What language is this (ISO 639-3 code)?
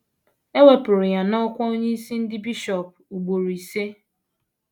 ibo